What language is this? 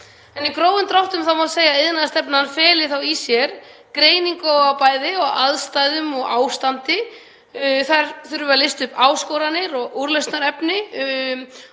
Icelandic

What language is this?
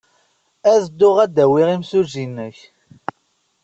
Kabyle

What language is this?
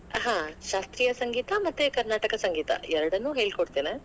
Kannada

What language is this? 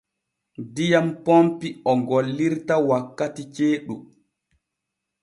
Borgu Fulfulde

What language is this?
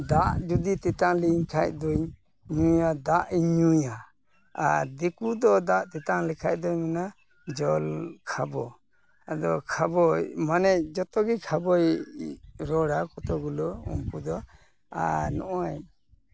Santali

